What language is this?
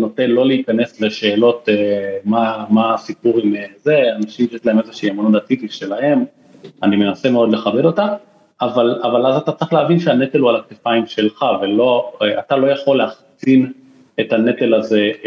Hebrew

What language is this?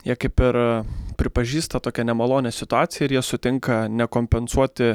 Lithuanian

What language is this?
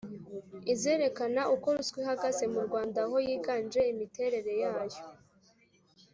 Kinyarwanda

